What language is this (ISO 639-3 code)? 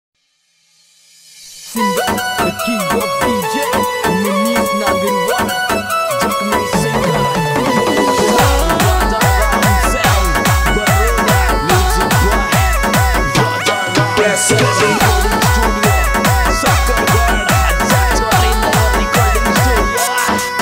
pol